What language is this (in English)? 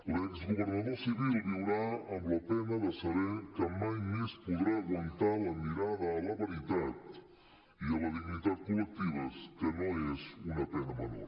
Catalan